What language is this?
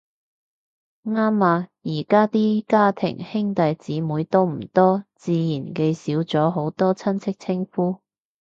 Cantonese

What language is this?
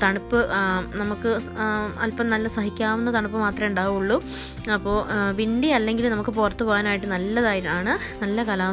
Vietnamese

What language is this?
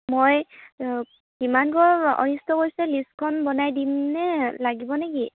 Assamese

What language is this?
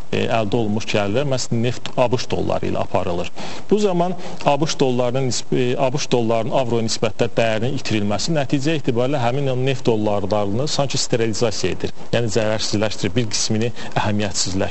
Turkish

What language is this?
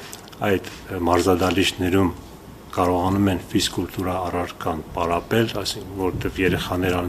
Romanian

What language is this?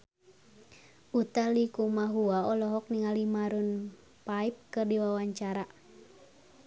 Sundanese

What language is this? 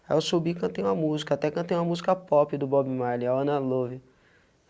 Portuguese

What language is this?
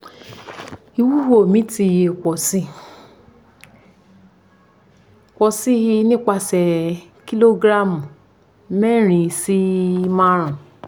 Yoruba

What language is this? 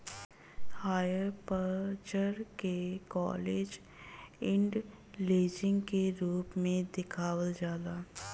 Bhojpuri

